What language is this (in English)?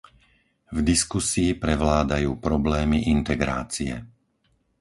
Slovak